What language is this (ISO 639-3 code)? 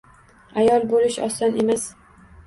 uzb